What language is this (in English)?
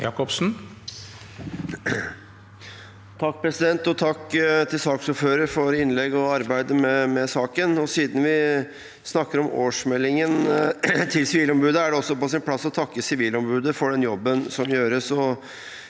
Norwegian